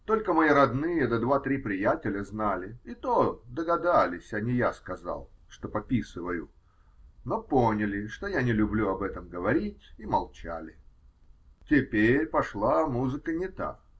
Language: Russian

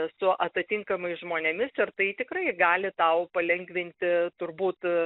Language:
Lithuanian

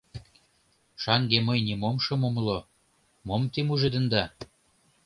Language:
Mari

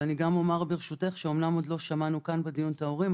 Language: Hebrew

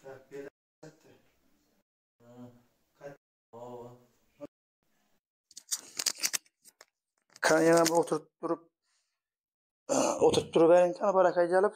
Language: Turkish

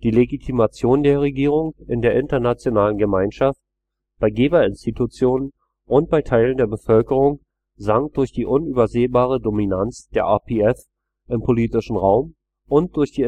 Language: German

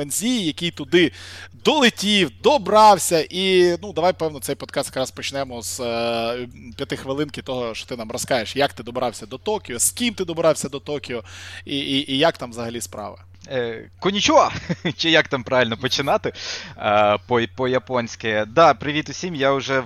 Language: Ukrainian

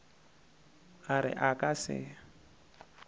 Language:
Northern Sotho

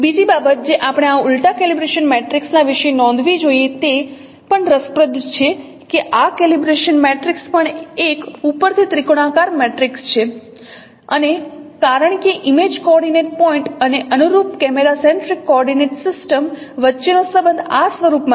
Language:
Gujarati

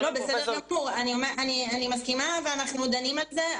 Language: Hebrew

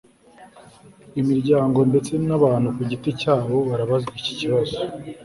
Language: Kinyarwanda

